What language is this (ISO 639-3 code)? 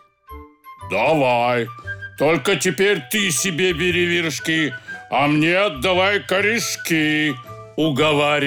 rus